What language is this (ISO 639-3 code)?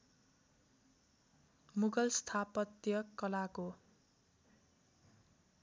nep